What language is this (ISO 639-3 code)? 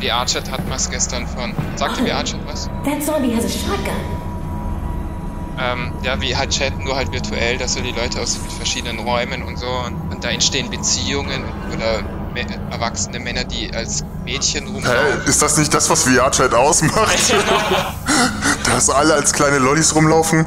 deu